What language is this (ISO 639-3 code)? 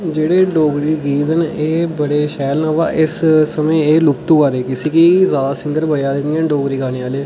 doi